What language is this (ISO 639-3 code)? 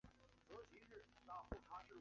zho